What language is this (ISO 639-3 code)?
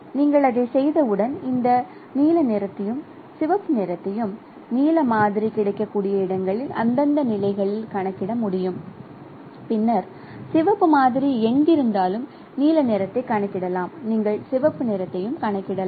tam